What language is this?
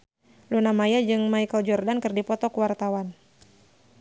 Sundanese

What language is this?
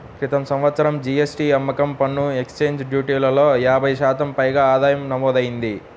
Telugu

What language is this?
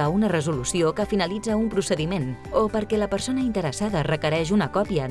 Catalan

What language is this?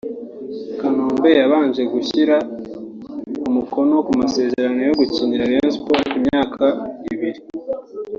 Kinyarwanda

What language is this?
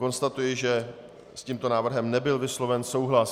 Czech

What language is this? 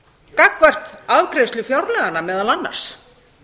Icelandic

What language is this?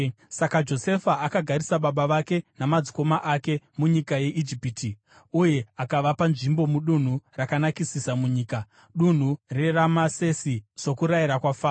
Shona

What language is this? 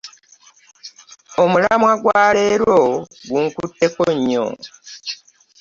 Ganda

